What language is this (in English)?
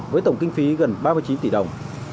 Vietnamese